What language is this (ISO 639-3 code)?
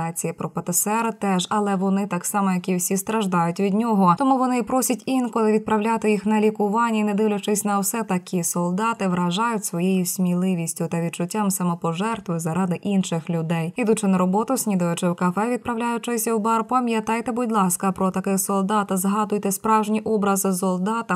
ukr